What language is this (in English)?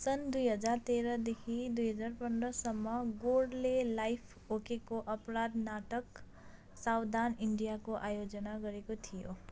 Nepali